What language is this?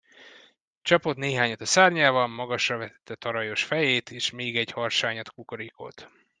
Hungarian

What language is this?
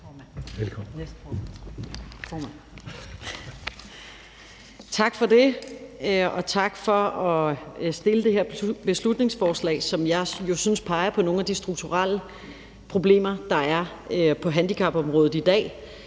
Danish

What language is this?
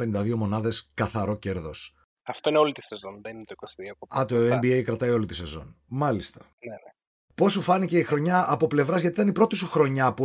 Greek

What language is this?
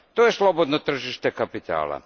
Croatian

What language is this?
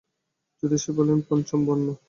Bangla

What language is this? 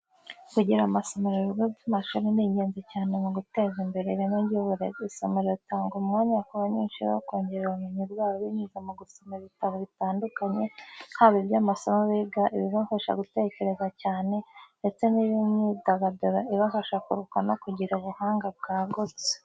Kinyarwanda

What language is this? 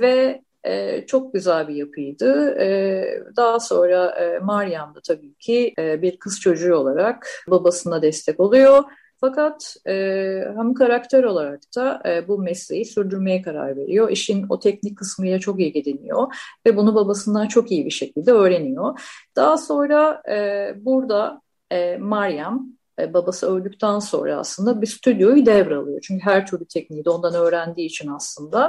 Turkish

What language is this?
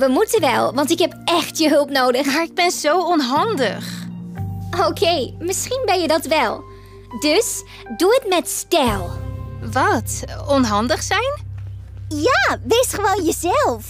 Dutch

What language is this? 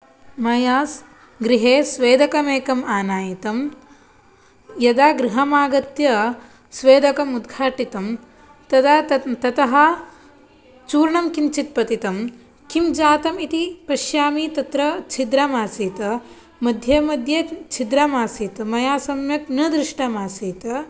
Sanskrit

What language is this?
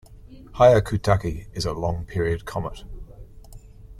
English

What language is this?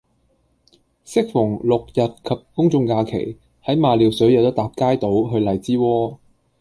Cantonese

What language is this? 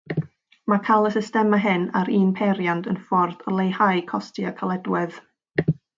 Welsh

